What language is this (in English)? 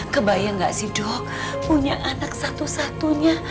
Indonesian